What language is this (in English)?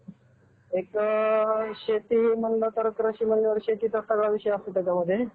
Marathi